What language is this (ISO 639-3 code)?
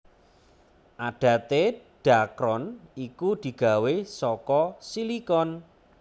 jav